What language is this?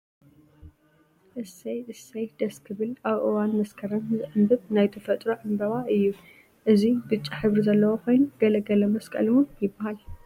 Tigrinya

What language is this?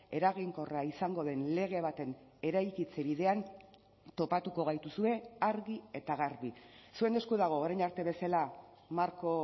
Basque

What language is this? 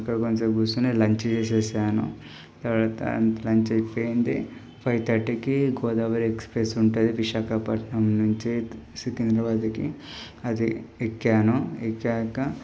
Telugu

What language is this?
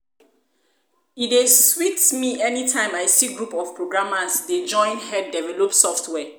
Nigerian Pidgin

